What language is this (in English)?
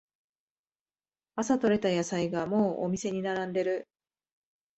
Japanese